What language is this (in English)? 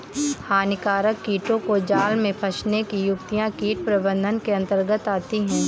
Hindi